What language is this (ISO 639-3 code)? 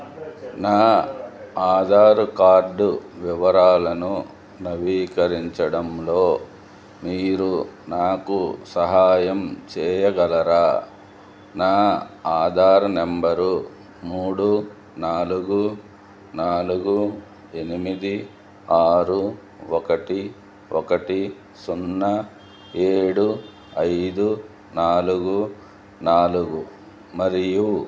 tel